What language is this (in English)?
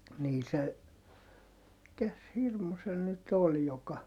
Finnish